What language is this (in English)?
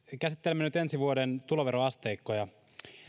Finnish